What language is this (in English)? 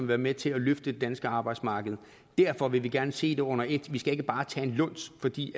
Danish